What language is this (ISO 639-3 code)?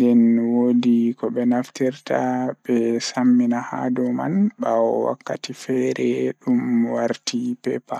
ful